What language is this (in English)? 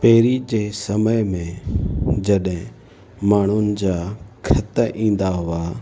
Sindhi